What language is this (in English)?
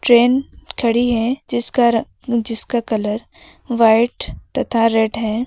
Hindi